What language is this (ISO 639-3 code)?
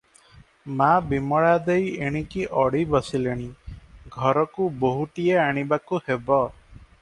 ori